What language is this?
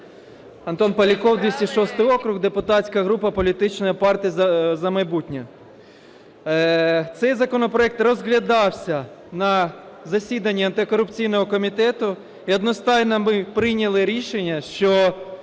Ukrainian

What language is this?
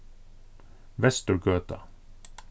Faroese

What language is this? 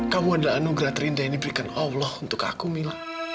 Indonesian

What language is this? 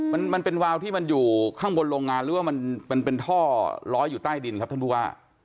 Thai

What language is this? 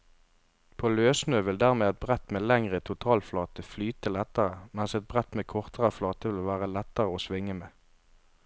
Norwegian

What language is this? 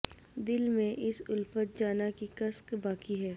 Urdu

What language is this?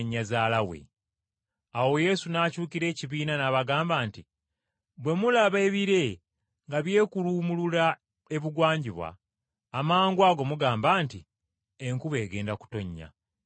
Ganda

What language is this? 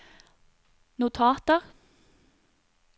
Norwegian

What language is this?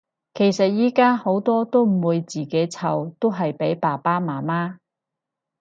Cantonese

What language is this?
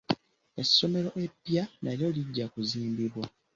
Ganda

